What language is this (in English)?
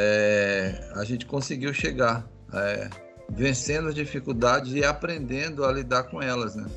Portuguese